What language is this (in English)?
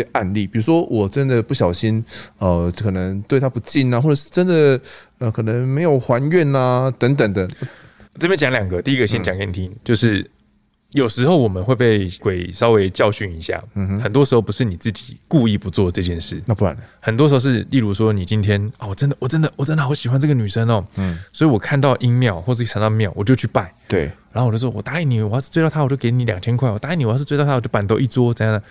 Chinese